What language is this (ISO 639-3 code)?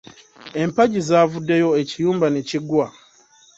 lug